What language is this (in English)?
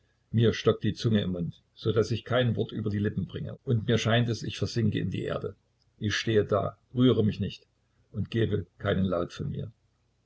German